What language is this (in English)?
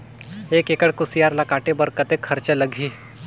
Chhattisgarhi